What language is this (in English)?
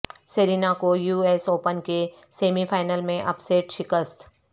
Urdu